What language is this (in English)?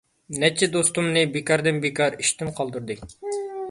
Uyghur